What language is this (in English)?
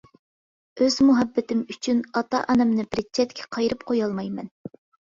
Uyghur